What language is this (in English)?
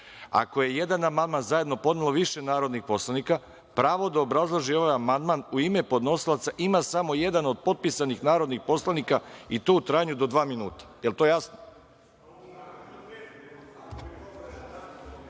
Serbian